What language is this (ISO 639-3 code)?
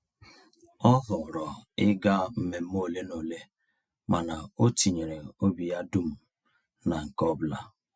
ibo